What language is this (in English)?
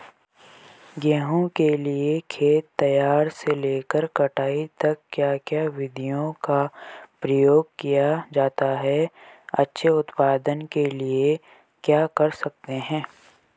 Hindi